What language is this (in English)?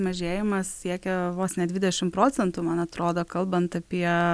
Lithuanian